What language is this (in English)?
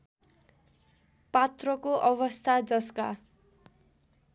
Nepali